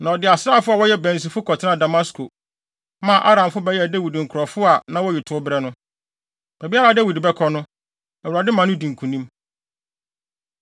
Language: Akan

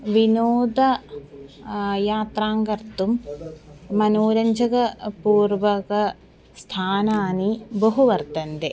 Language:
Sanskrit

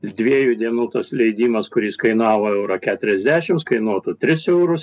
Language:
Lithuanian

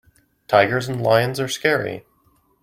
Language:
English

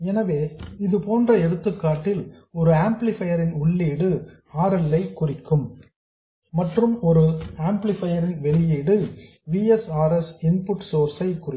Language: Tamil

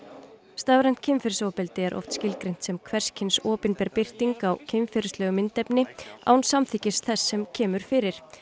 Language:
Icelandic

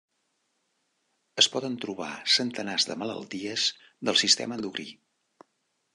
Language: Catalan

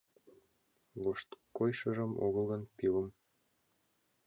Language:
Mari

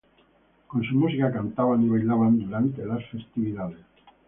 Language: Spanish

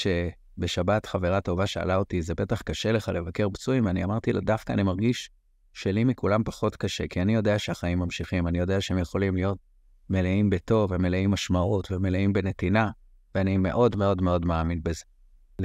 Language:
Hebrew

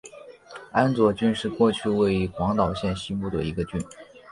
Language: Chinese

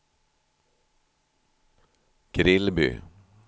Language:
Swedish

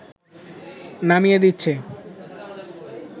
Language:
Bangla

